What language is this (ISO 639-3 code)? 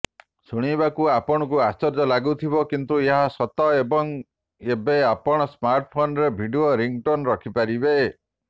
ori